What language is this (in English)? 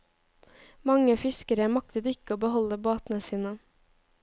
Norwegian